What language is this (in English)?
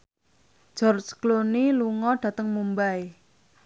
Javanese